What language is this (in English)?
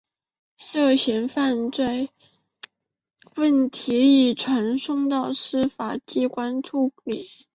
Chinese